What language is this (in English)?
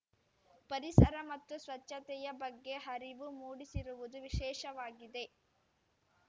Kannada